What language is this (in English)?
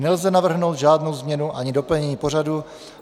Czech